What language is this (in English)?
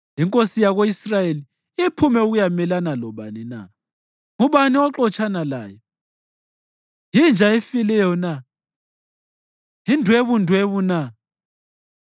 North Ndebele